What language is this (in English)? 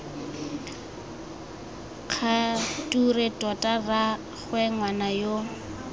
Tswana